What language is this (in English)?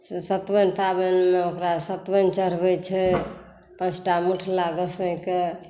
Maithili